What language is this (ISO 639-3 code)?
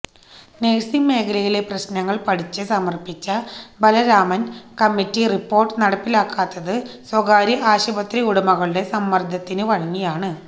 mal